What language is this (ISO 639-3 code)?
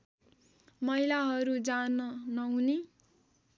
nep